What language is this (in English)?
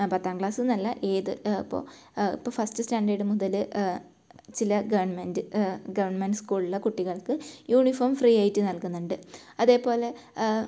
Malayalam